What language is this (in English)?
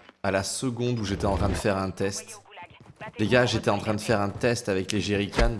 French